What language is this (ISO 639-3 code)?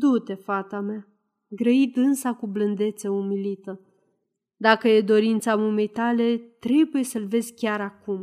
ron